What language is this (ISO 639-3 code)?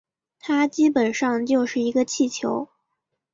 zho